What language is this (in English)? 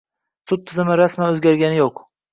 Uzbek